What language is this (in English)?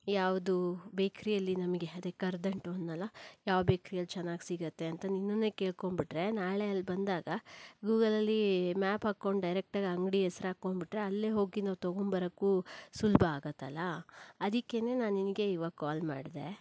Kannada